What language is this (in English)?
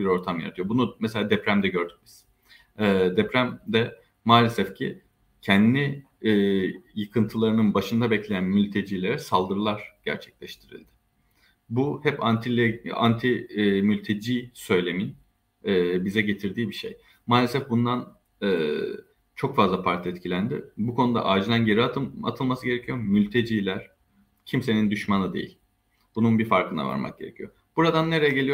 Turkish